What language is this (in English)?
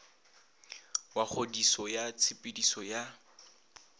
Northern Sotho